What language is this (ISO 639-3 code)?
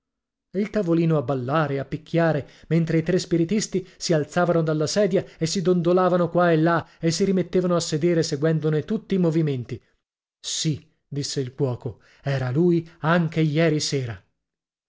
ita